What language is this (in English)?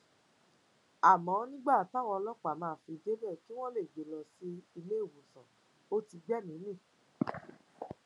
Yoruba